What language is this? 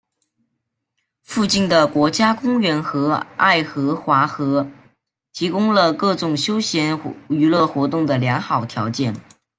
Chinese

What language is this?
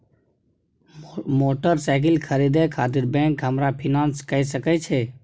Maithili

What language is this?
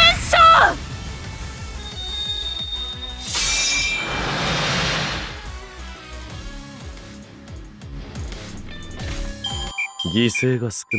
Japanese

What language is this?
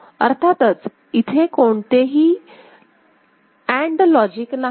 Marathi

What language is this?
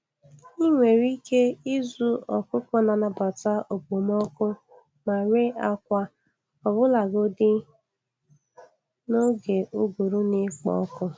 Igbo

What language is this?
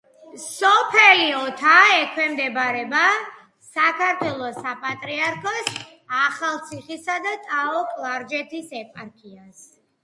Georgian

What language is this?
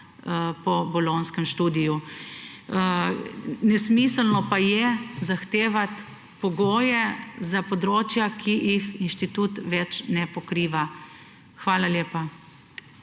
Slovenian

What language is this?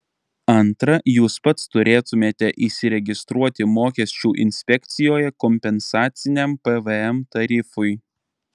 Lithuanian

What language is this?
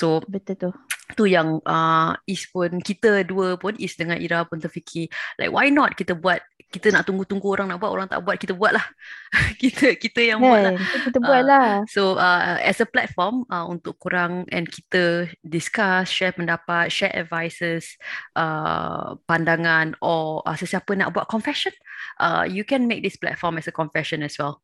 Malay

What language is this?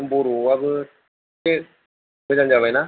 Bodo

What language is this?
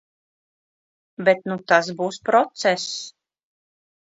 Latvian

